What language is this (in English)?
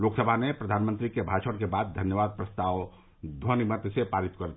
Hindi